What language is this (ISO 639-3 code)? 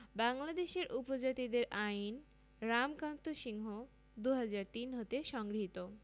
ben